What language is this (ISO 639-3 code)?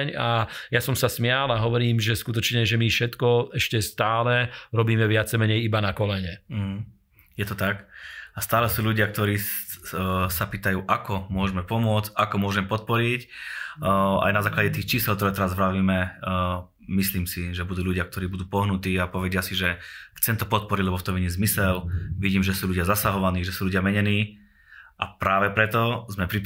slk